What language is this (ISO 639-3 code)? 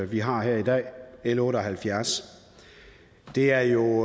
dan